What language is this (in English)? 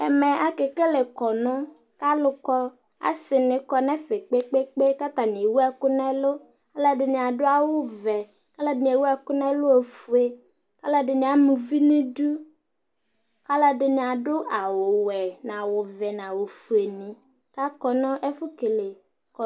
Ikposo